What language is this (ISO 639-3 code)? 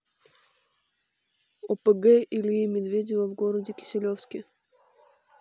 rus